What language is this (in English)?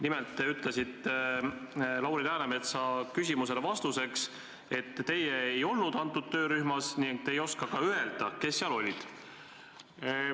Estonian